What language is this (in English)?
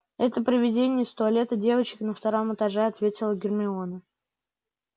Russian